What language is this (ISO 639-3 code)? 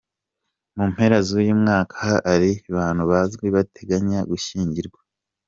kin